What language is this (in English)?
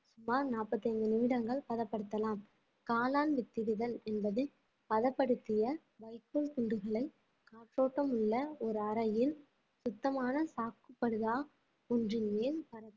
Tamil